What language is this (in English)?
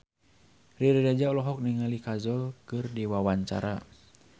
Sundanese